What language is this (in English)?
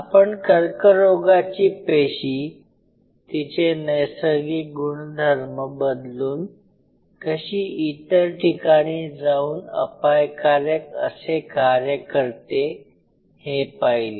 Marathi